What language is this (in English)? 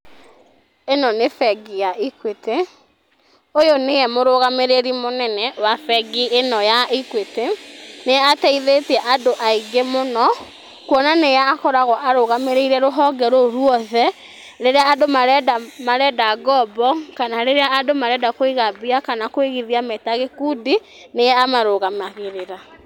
Kikuyu